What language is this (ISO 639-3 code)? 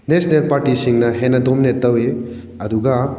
mni